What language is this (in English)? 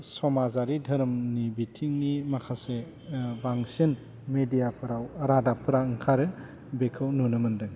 Bodo